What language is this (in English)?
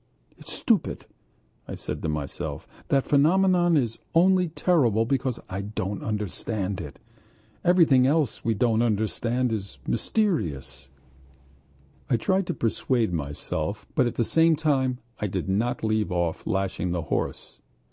English